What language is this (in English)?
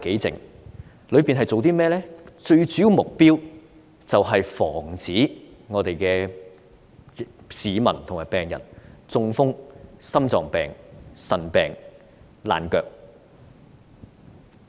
Cantonese